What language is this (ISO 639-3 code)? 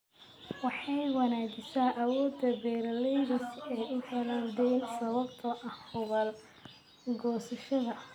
som